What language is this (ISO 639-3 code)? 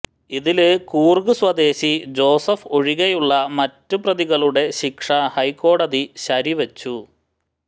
mal